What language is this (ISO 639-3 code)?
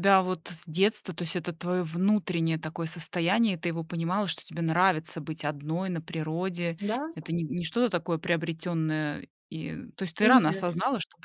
rus